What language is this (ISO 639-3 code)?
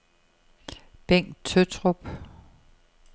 dan